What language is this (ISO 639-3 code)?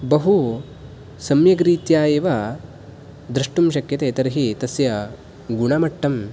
san